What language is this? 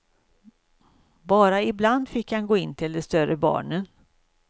Swedish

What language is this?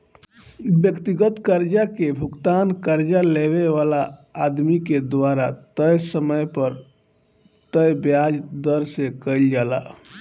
Bhojpuri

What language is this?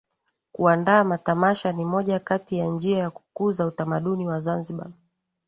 Swahili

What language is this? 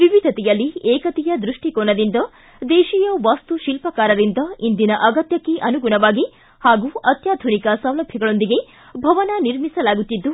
Kannada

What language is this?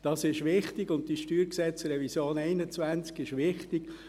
Swiss German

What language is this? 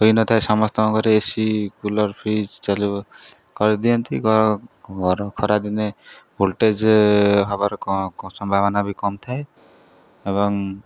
Odia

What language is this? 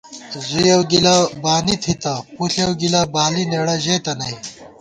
Gawar-Bati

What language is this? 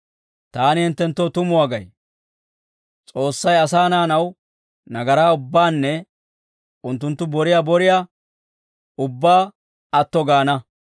Dawro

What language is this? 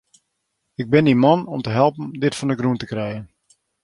Western Frisian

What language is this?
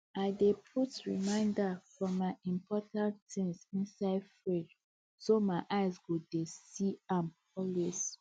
Nigerian Pidgin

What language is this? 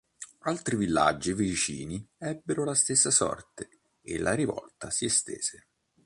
Italian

